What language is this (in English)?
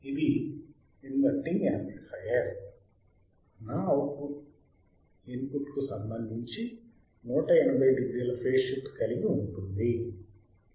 Telugu